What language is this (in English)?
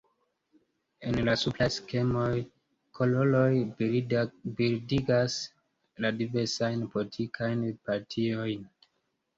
Esperanto